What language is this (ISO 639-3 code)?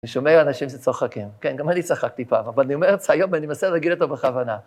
heb